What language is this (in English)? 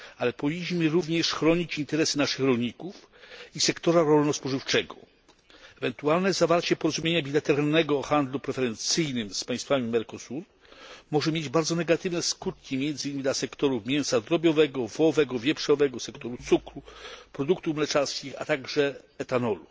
Polish